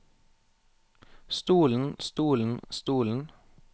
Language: Norwegian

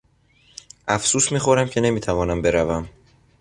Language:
Persian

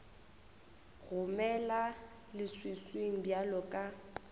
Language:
Northern Sotho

